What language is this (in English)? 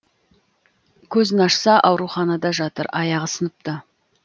Kazakh